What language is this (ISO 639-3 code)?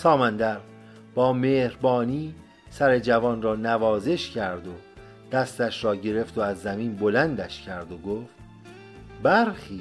fas